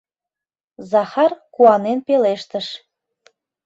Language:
Mari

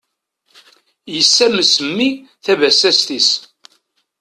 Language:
Kabyle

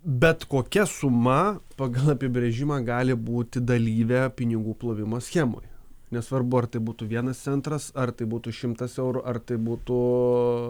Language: Lithuanian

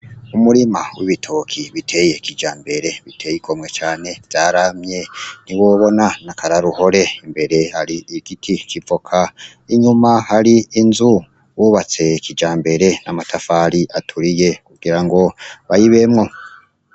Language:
Rundi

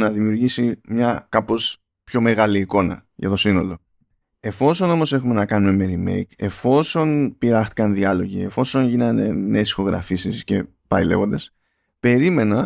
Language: Greek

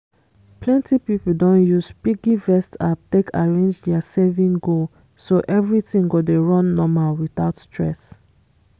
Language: Nigerian Pidgin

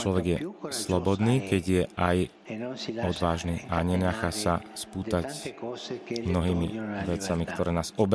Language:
Slovak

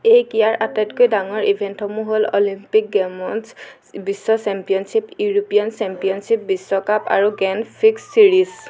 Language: Assamese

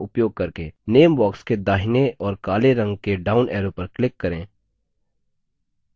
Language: Hindi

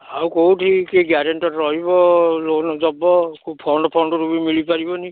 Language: Odia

